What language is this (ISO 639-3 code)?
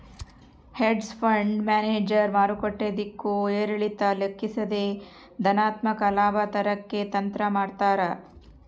kan